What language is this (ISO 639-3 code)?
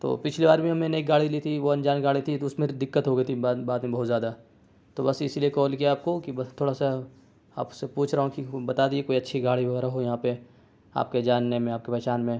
urd